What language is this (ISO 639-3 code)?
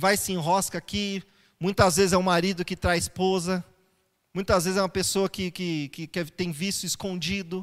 por